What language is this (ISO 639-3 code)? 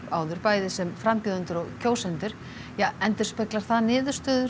isl